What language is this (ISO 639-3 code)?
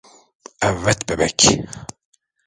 tur